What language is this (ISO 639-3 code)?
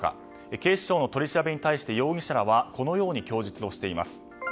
jpn